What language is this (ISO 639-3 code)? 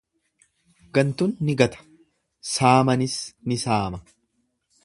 orm